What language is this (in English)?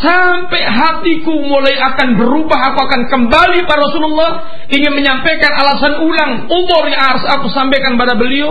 Malay